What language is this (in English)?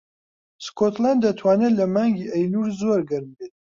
Central Kurdish